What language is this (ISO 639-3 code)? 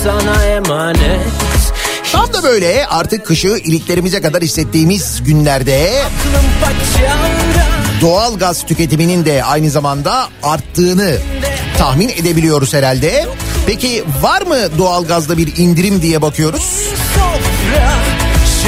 tur